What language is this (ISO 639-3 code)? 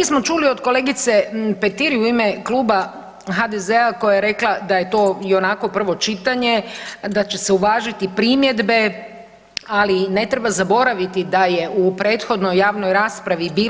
hrv